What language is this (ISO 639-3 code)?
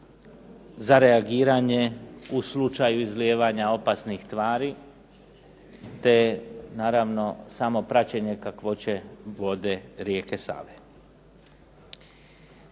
hrv